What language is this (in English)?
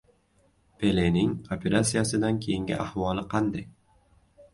Uzbek